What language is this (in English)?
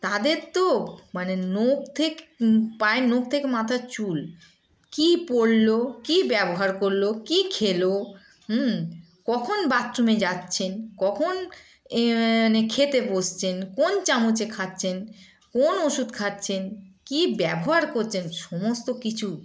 Bangla